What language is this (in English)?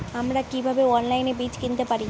Bangla